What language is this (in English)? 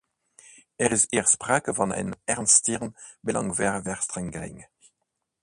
Dutch